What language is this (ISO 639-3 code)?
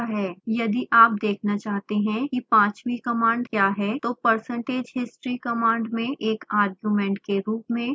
hin